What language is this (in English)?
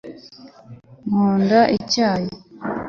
Kinyarwanda